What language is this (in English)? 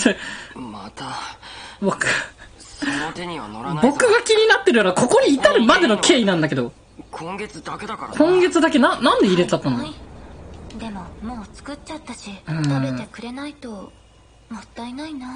Japanese